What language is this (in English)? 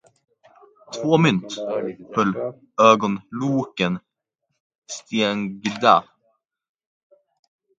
Swedish